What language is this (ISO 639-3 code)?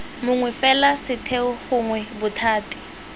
tsn